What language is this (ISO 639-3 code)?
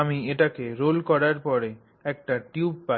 ben